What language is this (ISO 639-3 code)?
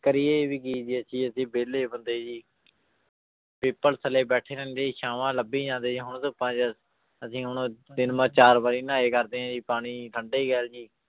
pan